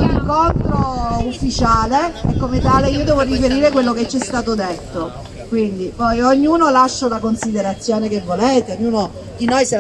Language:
Italian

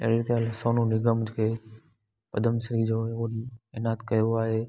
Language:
Sindhi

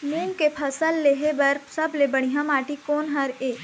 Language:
Chhattisgarhi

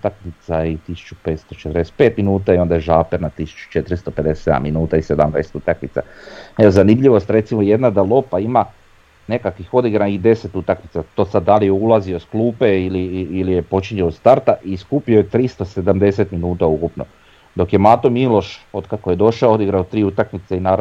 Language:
Croatian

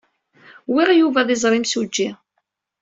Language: Kabyle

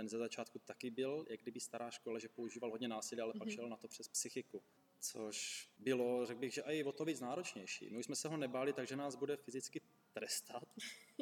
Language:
Czech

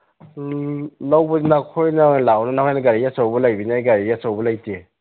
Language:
Manipuri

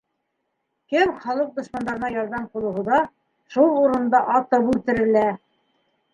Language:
Bashkir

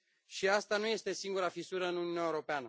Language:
Romanian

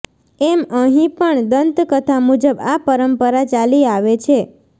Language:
Gujarati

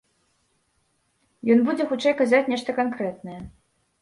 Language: Belarusian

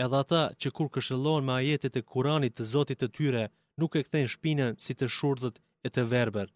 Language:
Greek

